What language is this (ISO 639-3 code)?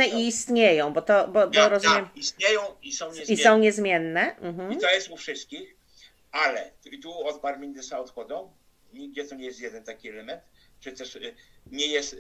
pol